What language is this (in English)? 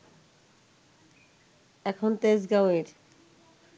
Bangla